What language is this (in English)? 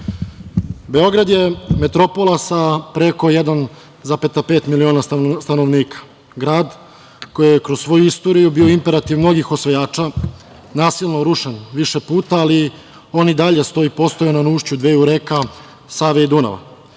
Serbian